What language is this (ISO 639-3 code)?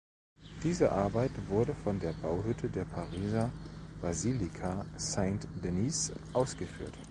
deu